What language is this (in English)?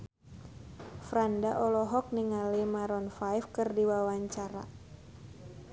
Sundanese